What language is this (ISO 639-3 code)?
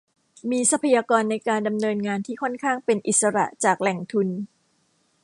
tha